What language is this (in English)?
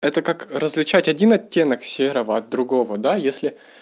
Russian